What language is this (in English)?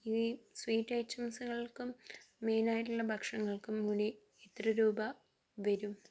Malayalam